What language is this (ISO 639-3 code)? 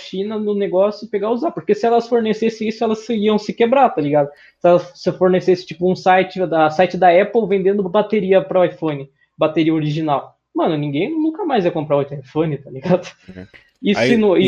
por